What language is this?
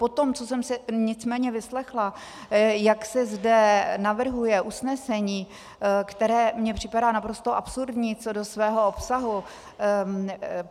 Czech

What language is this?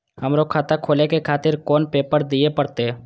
Maithili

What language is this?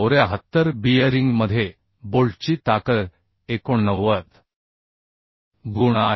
Marathi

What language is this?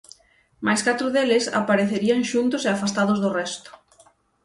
Galician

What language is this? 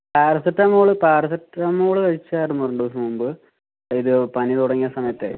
Malayalam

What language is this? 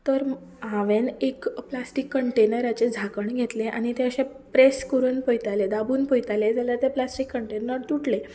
Konkani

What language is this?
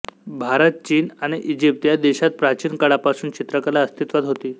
Marathi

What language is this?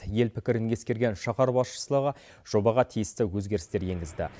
Kazakh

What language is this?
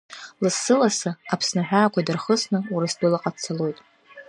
Abkhazian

